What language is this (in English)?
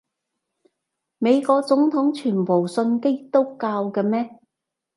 Cantonese